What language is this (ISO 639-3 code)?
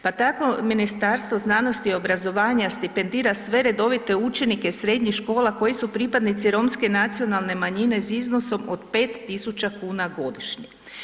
hrv